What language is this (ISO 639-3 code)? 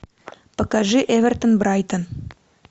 rus